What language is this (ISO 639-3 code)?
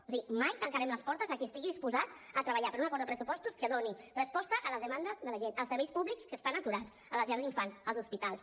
cat